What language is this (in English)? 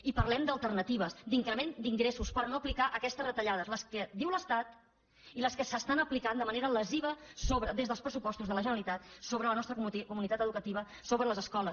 Catalan